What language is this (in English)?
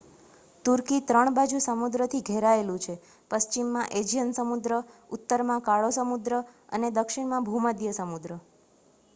Gujarati